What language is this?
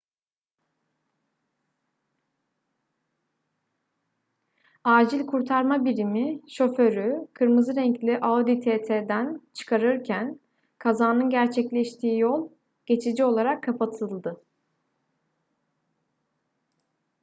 Turkish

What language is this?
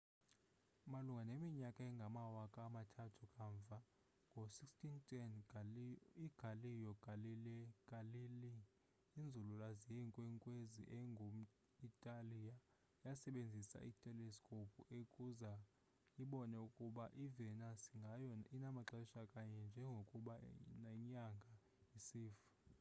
Xhosa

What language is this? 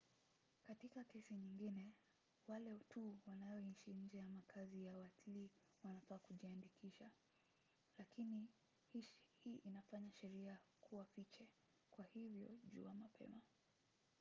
Swahili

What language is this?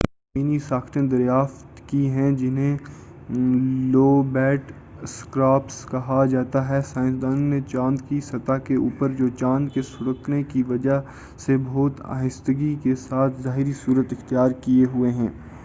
Urdu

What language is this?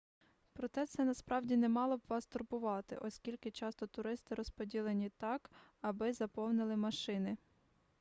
Ukrainian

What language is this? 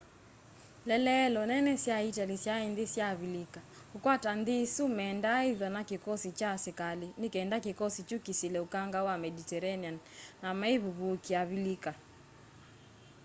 Kamba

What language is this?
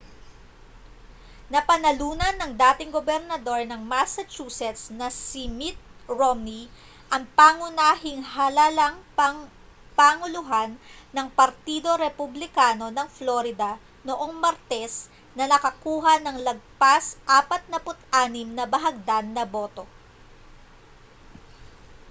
Filipino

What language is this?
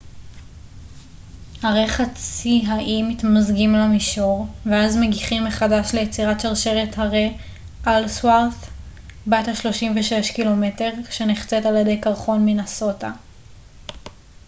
Hebrew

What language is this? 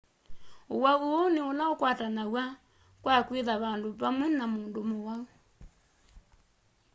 Kamba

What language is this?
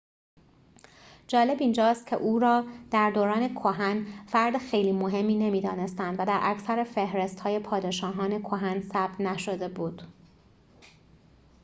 Persian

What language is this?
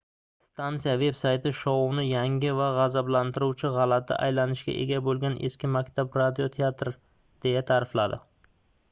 Uzbek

